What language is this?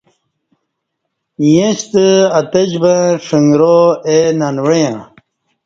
Kati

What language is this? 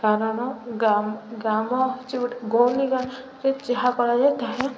Odia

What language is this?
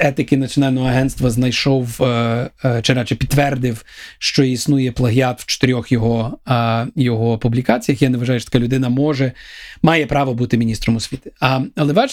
Ukrainian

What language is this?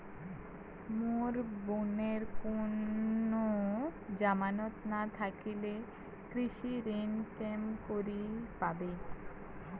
Bangla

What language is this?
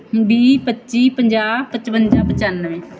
Punjabi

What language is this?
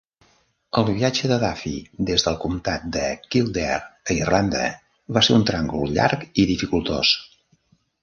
Catalan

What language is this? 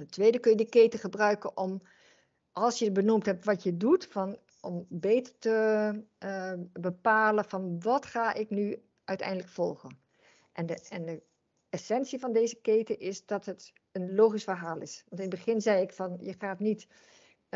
Dutch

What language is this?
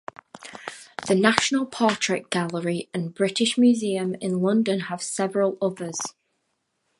English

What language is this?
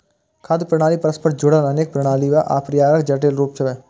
Maithili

